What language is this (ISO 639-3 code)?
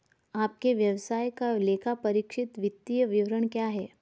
hin